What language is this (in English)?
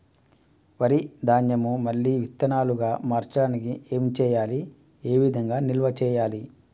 Telugu